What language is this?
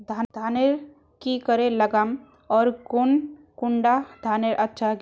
Magahi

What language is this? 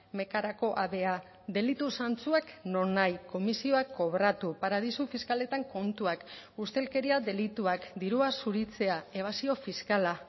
Basque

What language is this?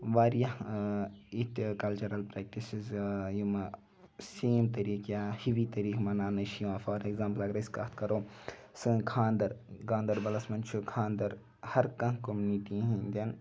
Kashmiri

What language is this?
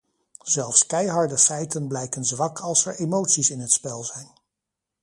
Dutch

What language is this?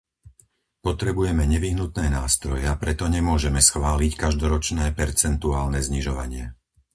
Slovak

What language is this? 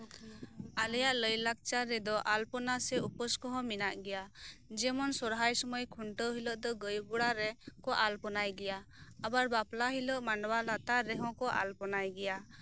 Santali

